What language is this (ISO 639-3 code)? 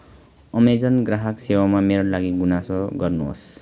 nep